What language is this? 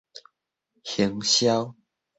Min Nan Chinese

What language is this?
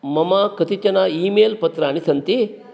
Sanskrit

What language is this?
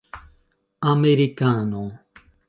Esperanto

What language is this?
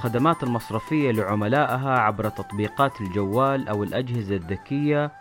Arabic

